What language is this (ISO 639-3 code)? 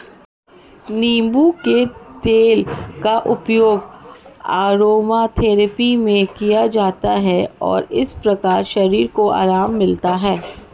hin